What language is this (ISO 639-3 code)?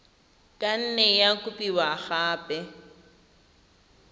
tsn